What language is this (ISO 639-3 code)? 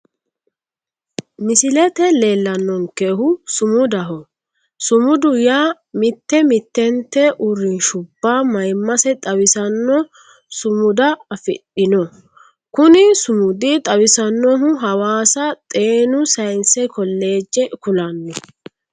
sid